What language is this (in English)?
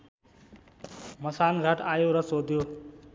Nepali